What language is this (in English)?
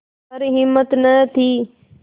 Hindi